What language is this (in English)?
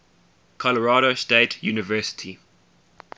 English